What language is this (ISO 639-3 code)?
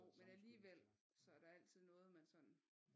dan